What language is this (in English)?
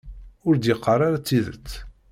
Kabyle